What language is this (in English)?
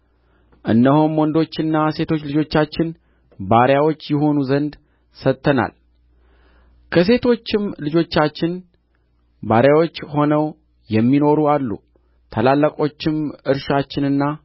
Amharic